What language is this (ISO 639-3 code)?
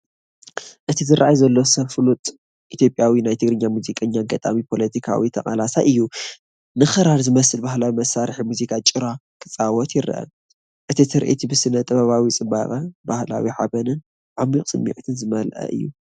tir